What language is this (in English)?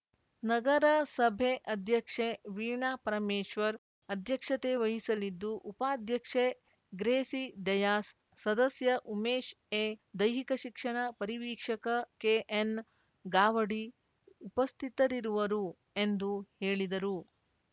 Kannada